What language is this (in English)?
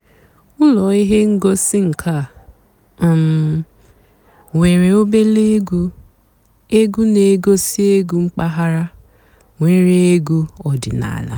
Igbo